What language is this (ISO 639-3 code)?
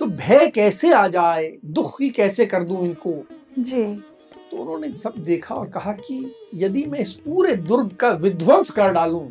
hin